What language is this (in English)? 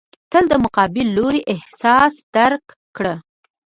Pashto